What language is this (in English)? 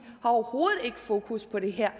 Danish